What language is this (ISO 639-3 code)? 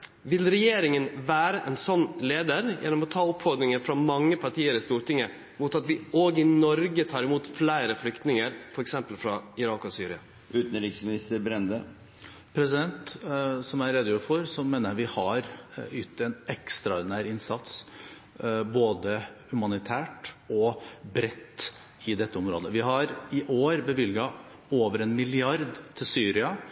nor